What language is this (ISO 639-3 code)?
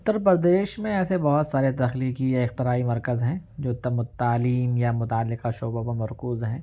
urd